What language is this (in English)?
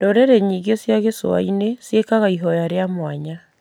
Kikuyu